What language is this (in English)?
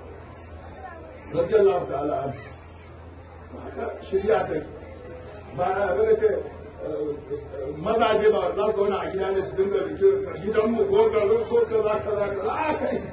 Arabic